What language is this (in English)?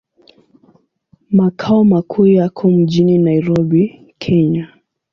Swahili